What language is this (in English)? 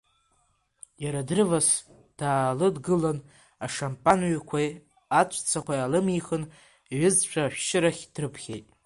Abkhazian